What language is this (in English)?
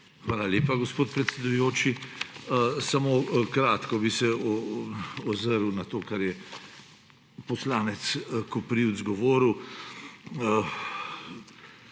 Slovenian